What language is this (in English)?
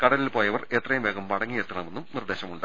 Malayalam